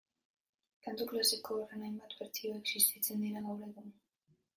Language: Basque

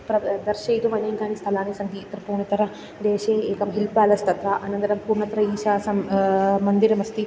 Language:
Sanskrit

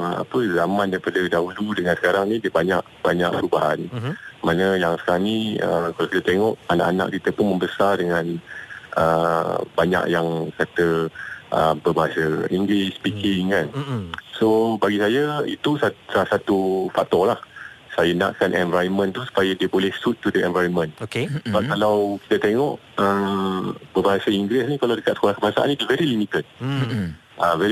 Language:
Malay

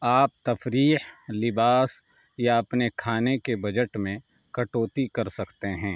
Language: Urdu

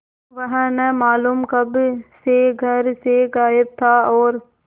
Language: Hindi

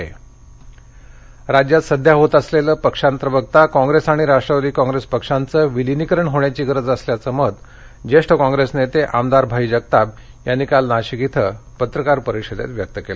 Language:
Marathi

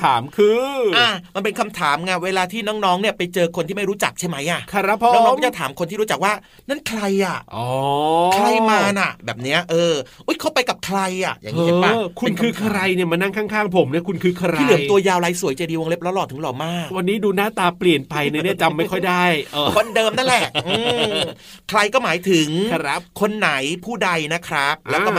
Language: Thai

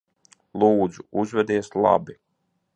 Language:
Latvian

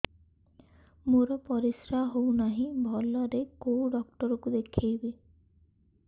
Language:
Odia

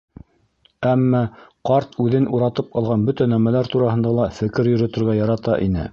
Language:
Bashkir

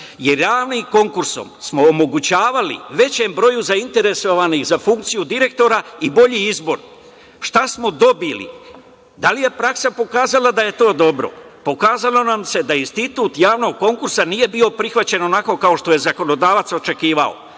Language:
Serbian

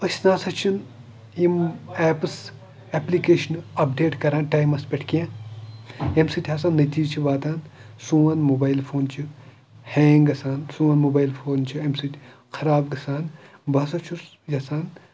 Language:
Kashmiri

